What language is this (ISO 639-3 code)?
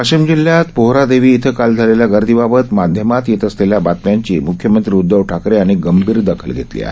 mar